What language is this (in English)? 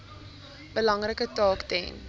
Afrikaans